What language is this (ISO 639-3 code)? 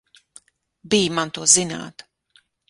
lav